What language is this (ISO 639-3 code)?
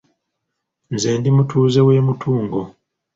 lug